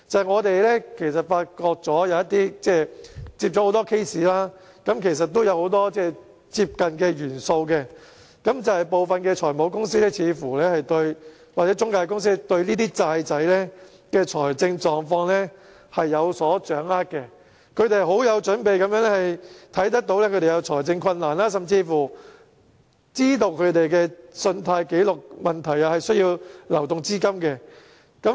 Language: Cantonese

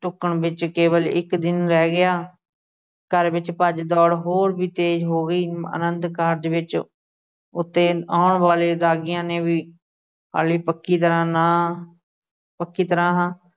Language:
Punjabi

